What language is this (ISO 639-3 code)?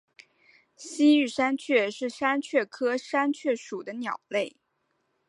zho